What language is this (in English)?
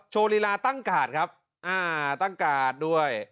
Thai